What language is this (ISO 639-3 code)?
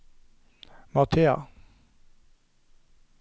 nor